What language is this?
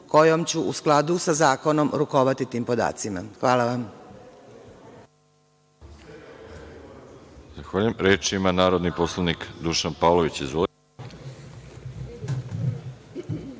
Serbian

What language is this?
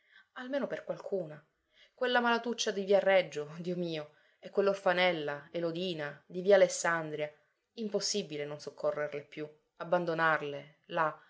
Italian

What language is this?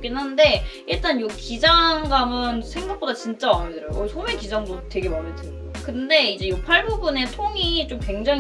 Korean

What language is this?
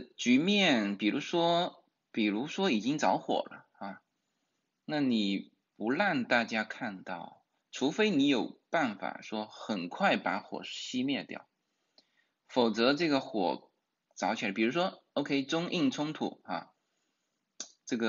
Chinese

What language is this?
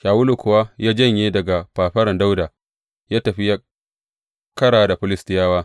Hausa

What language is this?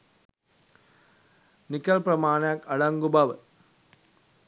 Sinhala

